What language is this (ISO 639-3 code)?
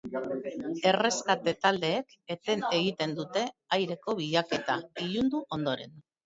eus